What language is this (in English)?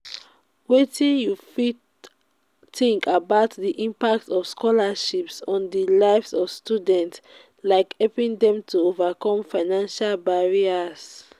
Nigerian Pidgin